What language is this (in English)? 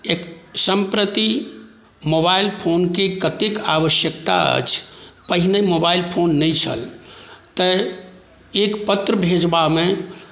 Maithili